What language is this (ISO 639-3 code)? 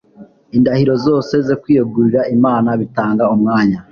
kin